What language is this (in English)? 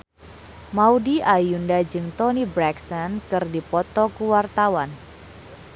Sundanese